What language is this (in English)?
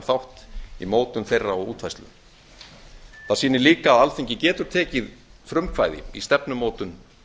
Icelandic